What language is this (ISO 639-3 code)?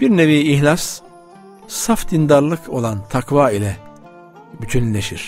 tur